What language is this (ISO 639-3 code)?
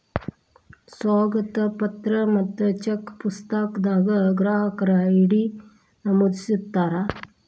kan